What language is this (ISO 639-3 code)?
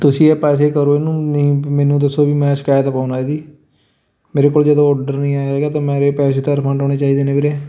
pan